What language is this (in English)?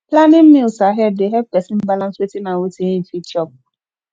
Nigerian Pidgin